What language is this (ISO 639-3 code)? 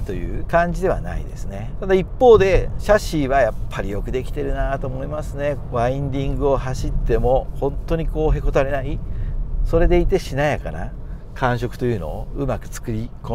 jpn